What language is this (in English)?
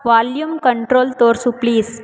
Kannada